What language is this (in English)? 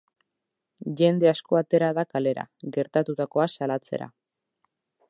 Basque